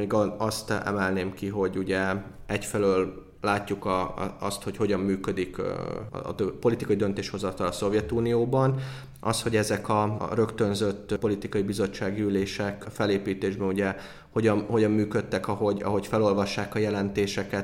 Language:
Hungarian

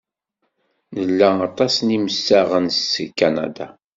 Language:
Kabyle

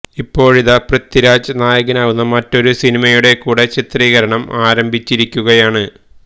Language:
Malayalam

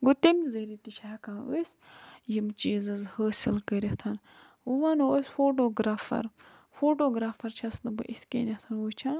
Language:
Kashmiri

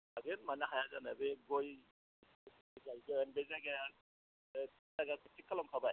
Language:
Bodo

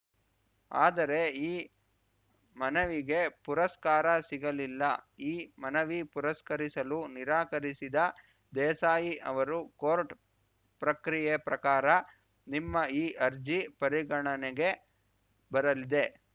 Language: Kannada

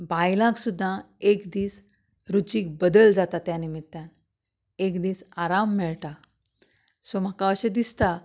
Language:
Konkani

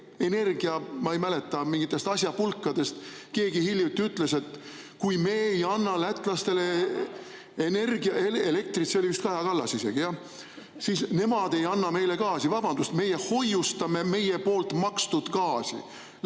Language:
Estonian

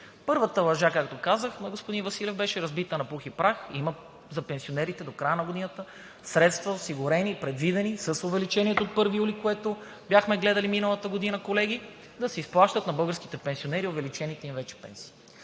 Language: Bulgarian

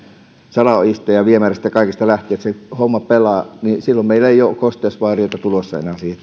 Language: Finnish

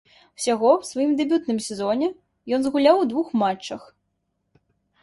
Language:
Belarusian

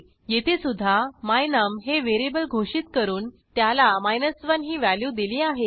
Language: Marathi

